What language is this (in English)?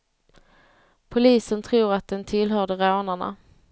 Swedish